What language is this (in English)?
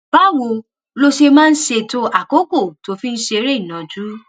Yoruba